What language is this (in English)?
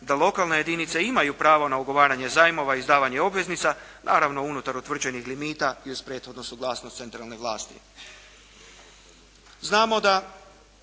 Croatian